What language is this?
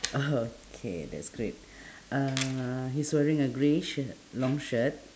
English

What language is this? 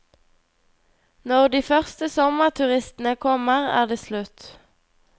Norwegian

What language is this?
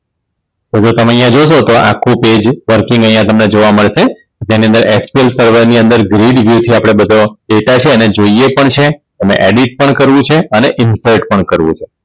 Gujarati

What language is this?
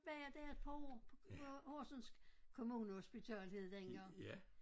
Danish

